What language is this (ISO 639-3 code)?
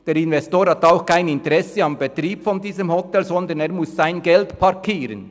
gsw